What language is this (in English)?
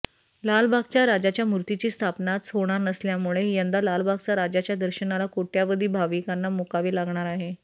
Marathi